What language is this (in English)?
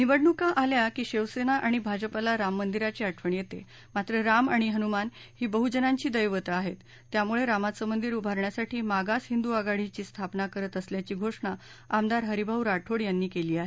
Marathi